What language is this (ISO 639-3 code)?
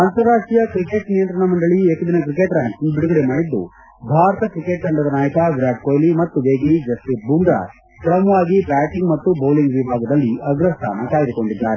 kan